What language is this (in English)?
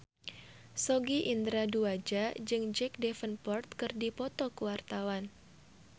Sundanese